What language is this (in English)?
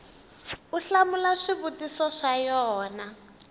Tsonga